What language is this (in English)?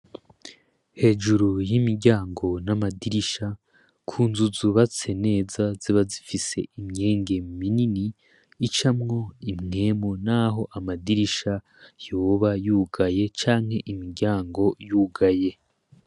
Rundi